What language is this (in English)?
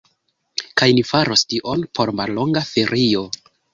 Esperanto